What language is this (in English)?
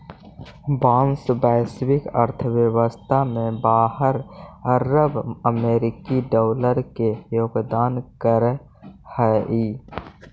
Magahi